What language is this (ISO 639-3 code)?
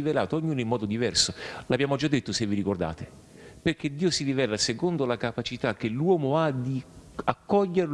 ita